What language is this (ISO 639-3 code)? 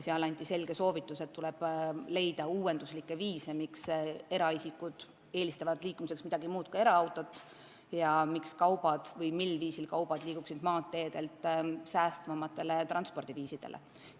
est